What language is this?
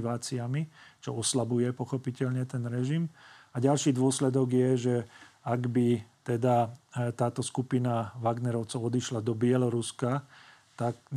Slovak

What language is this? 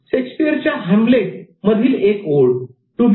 Marathi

